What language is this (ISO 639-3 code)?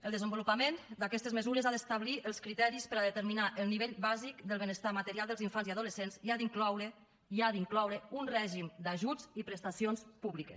cat